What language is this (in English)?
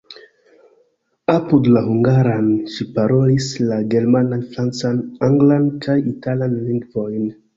Esperanto